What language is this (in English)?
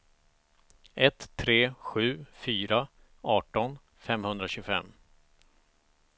Swedish